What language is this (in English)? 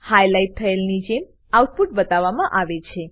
Gujarati